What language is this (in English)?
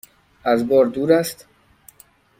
Persian